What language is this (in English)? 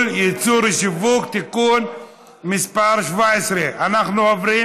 Hebrew